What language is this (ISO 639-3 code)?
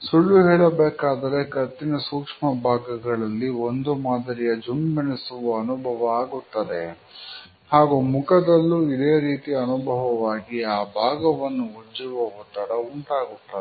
kan